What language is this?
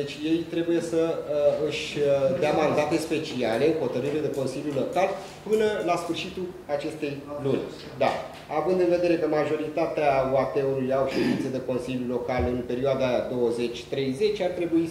Romanian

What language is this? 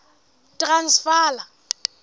Southern Sotho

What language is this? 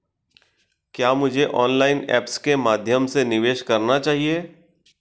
Hindi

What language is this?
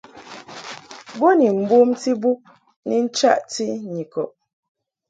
Mungaka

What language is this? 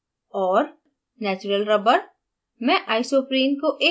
Hindi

